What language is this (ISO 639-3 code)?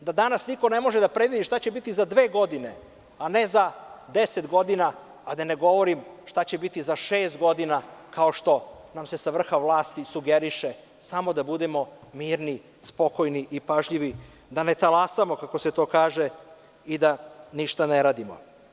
srp